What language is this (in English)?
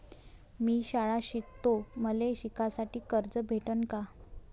Marathi